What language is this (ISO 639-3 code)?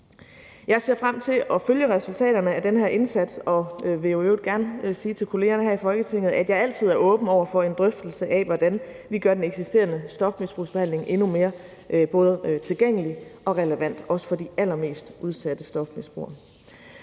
dan